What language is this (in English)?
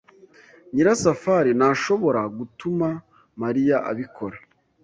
Kinyarwanda